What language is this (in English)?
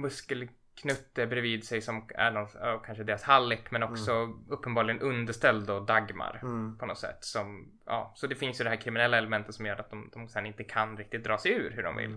Swedish